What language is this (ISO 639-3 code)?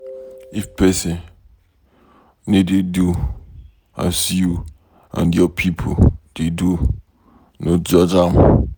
pcm